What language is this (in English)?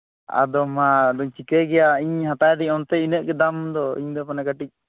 Santali